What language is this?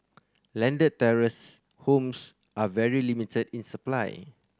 English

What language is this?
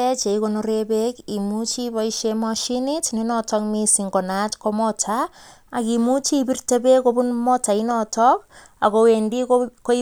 Kalenjin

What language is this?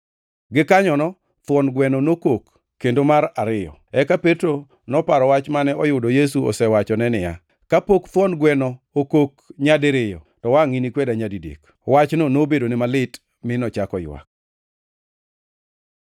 Luo (Kenya and Tanzania)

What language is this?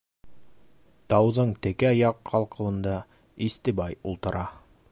Bashkir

